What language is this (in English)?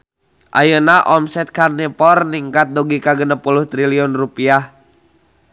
Sundanese